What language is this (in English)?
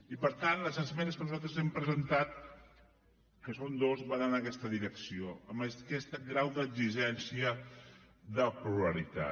Catalan